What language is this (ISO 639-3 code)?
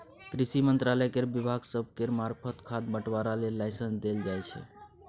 mai